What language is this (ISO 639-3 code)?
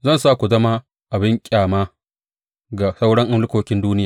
hau